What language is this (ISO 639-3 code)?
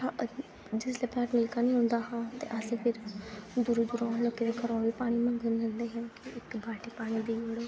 doi